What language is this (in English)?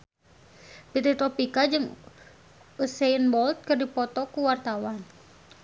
Sundanese